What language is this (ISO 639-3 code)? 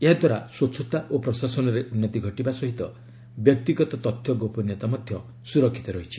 ori